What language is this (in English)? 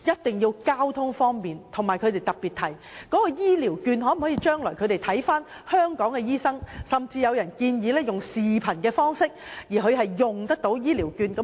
Cantonese